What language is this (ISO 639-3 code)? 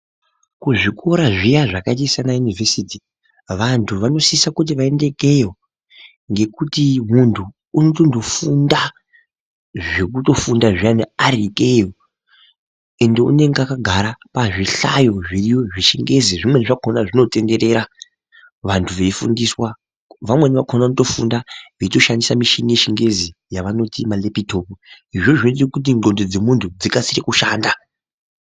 ndc